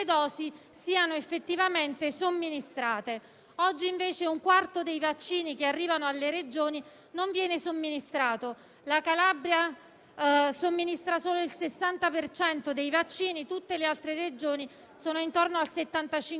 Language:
Italian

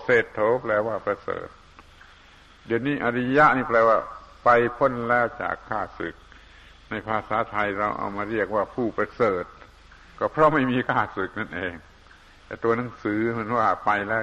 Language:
Thai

